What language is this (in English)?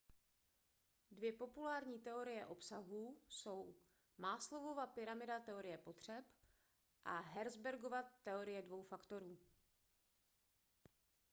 Czech